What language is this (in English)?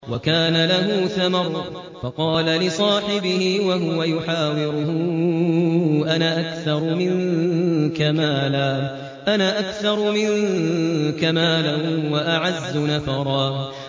Arabic